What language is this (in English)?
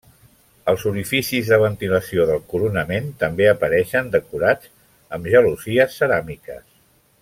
Catalan